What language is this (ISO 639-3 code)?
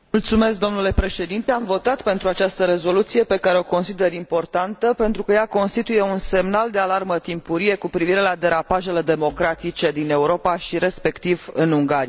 ron